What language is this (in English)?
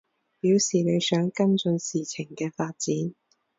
Cantonese